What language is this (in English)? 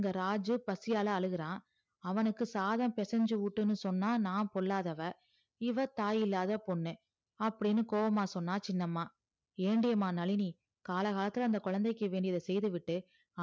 Tamil